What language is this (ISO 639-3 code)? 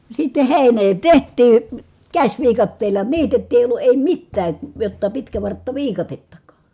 fin